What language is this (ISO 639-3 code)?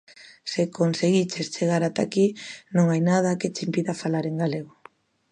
glg